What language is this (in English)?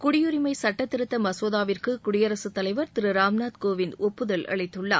Tamil